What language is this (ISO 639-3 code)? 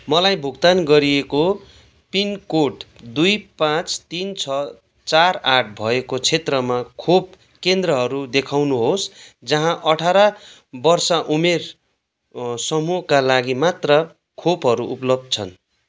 nep